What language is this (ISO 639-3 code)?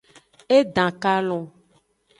ajg